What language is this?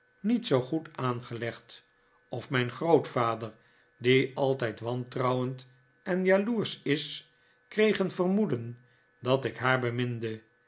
Dutch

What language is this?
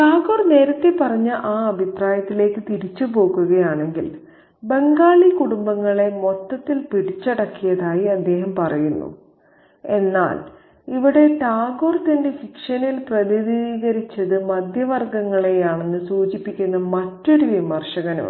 Malayalam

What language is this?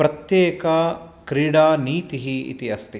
Sanskrit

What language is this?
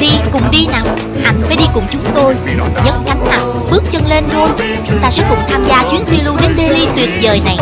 Vietnamese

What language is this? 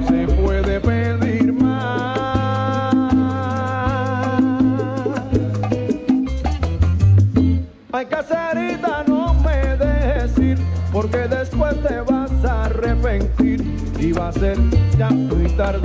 Polish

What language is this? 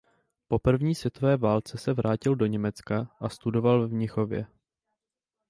Czech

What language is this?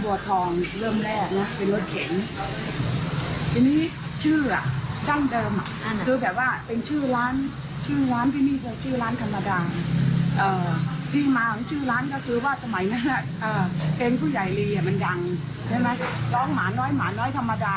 Thai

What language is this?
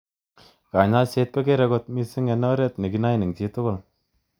Kalenjin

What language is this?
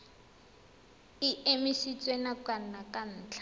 Tswana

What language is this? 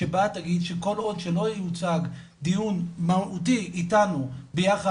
Hebrew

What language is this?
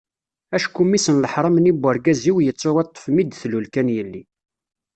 Kabyle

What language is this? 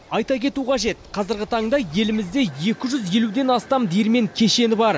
Kazakh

